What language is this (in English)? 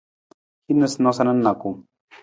Nawdm